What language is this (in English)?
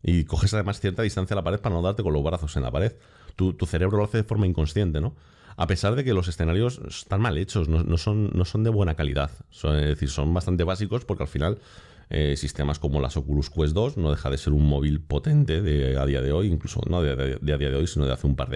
Spanish